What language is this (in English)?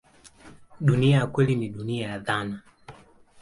Swahili